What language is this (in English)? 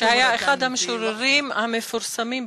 Hebrew